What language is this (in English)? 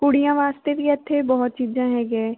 Punjabi